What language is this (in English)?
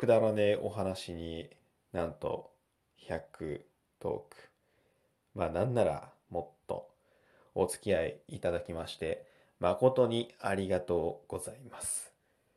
Japanese